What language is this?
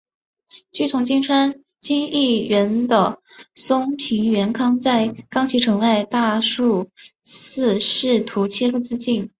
Chinese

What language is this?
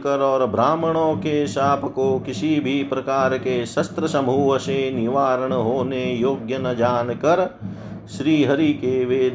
Hindi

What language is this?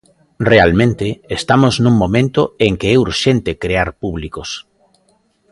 Galician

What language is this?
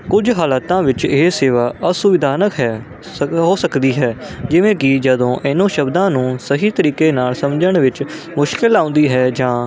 Punjabi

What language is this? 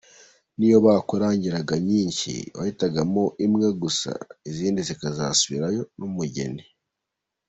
Kinyarwanda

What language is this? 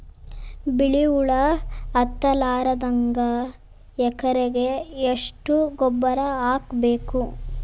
Kannada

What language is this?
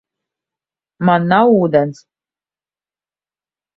Latvian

